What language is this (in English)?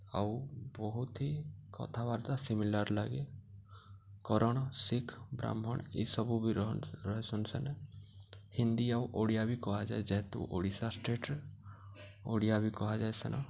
Odia